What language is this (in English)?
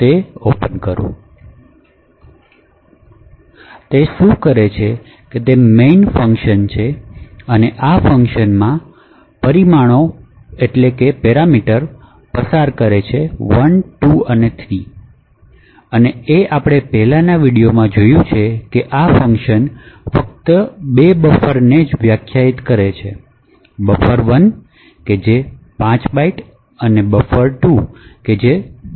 Gujarati